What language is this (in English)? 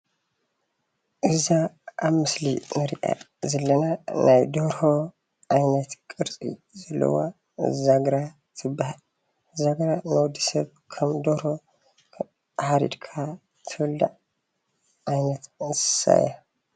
Tigrinya